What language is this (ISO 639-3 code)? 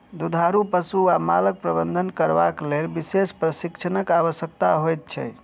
mai